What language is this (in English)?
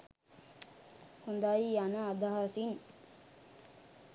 Sinhala